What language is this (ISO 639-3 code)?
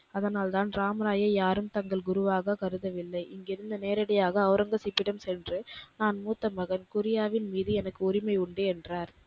tam